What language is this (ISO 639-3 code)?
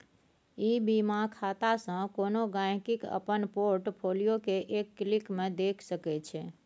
mai